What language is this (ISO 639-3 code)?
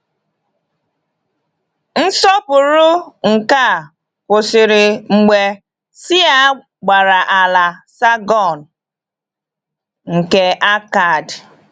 ibo